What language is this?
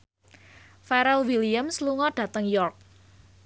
Javanese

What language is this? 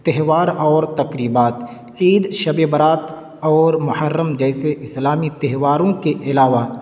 Urdu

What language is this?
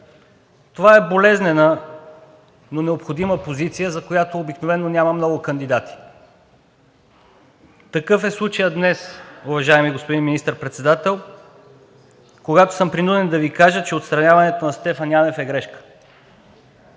Bulgarian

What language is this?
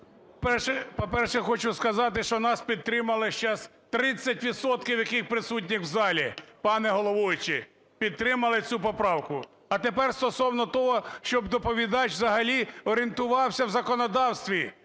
Ukrainian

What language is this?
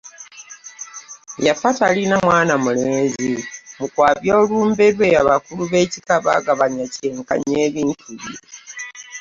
Ganda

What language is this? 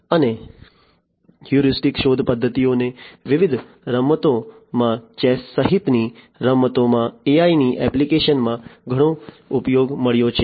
Gujarati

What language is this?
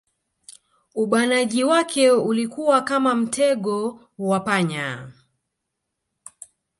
Swahili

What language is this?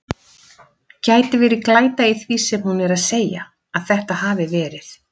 Icelandic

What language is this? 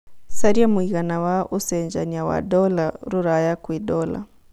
Kikuyu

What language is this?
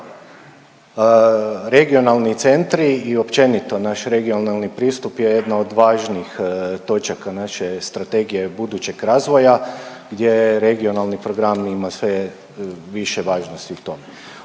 Croatian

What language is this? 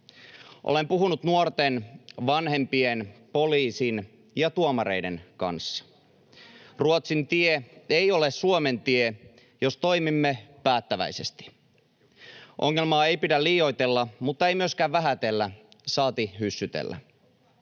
Finnish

